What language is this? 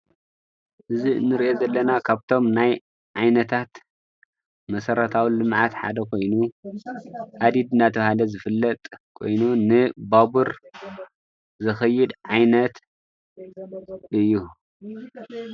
Tigrinya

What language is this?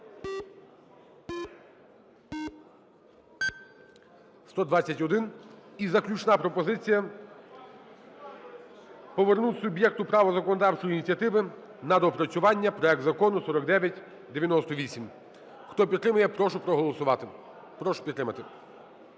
Ukrainian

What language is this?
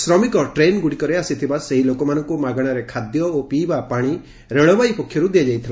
Odia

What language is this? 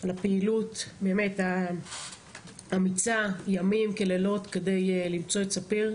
Hebrew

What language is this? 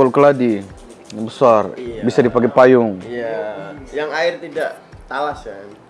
Indonesian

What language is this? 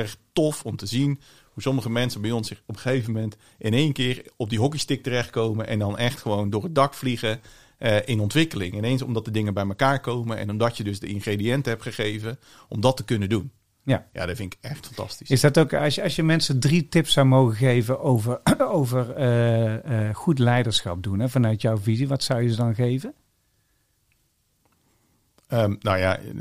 Dutch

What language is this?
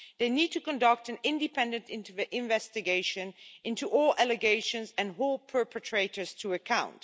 English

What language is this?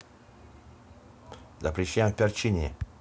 Russian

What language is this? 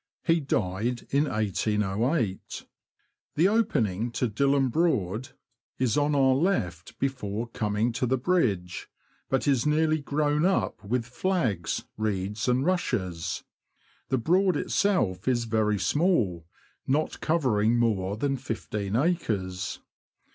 English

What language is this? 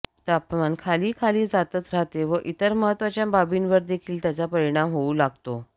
Marathi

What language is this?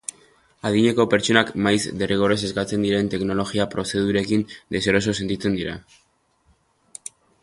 Basque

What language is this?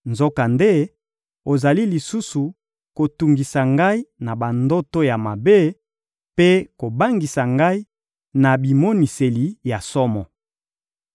Lingala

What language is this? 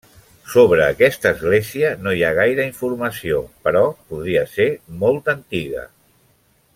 Catalan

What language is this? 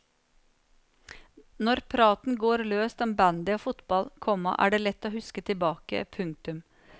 Norwegian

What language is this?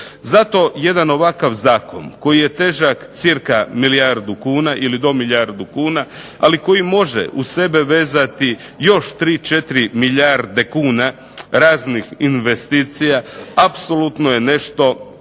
Croatian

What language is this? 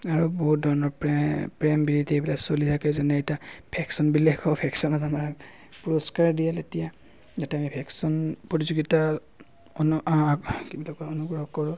Assamese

